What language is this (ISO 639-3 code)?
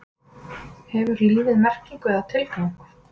isl